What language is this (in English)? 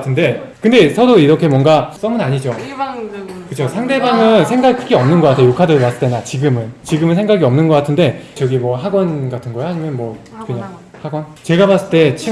Korean